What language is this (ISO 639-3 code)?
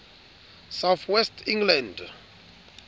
sot